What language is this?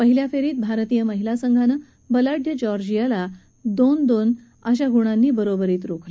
Marathi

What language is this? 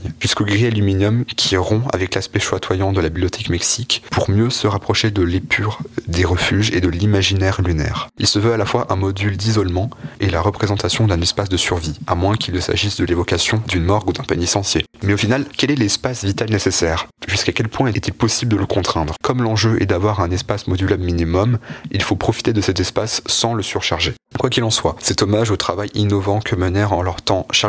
French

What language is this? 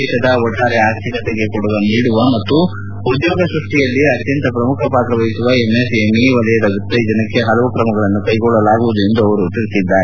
Kannada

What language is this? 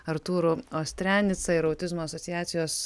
Lithuanian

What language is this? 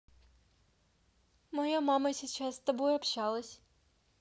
Russian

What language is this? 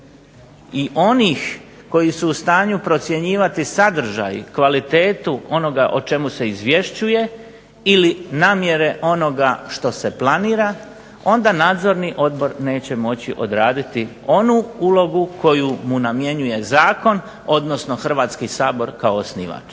Croatian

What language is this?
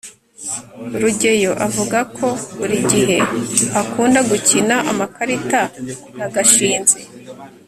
Kinyarwanda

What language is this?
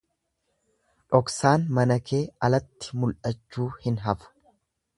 Oromo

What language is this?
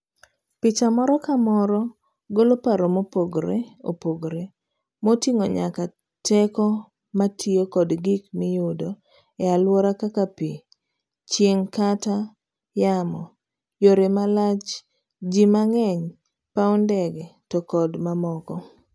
Luo (Kenya and Tanzania)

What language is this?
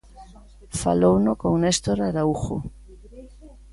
Galician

